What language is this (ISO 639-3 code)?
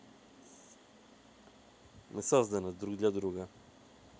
rus